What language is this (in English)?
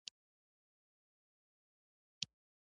Pashto